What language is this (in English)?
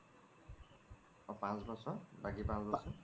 Assamese